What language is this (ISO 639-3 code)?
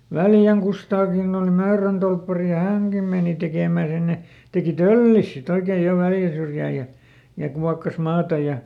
fin